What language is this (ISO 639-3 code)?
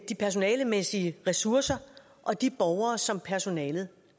dan